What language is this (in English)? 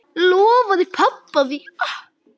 Icelandic